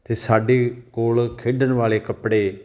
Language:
Punjabi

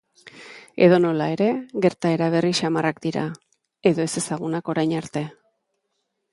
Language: Basque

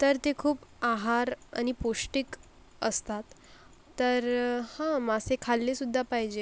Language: Marathi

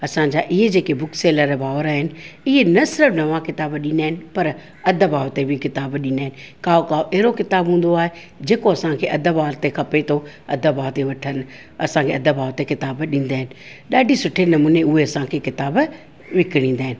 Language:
Sindhi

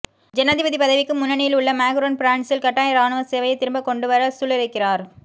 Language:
Tamil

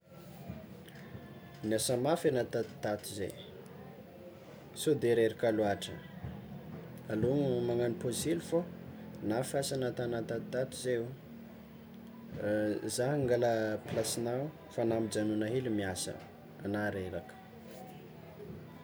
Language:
Tsimihety Malagasy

